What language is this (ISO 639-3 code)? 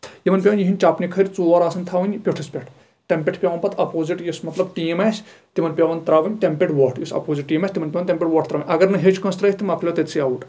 kas